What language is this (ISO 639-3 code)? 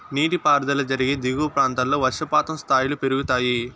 tel